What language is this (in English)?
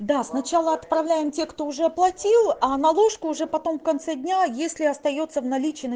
Russian